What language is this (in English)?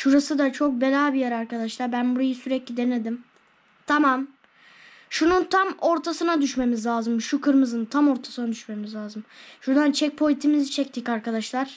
Turkish